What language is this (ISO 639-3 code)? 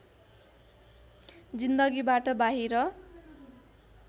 nep